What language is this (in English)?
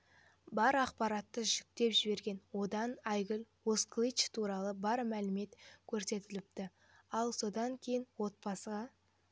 Kazakh